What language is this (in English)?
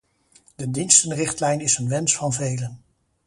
Dutch